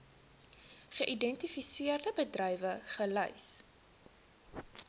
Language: Afrikaans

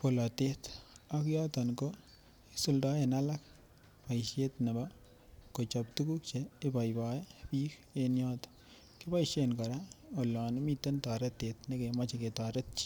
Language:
Kalenjin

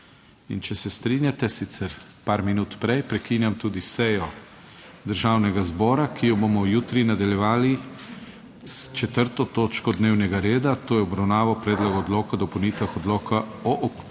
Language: Slovenian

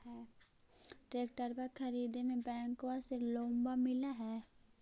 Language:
Magahi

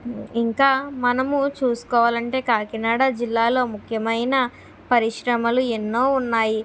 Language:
Telugu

